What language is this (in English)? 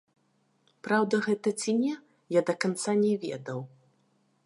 Belarusian